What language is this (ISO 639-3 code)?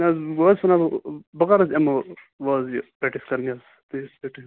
kas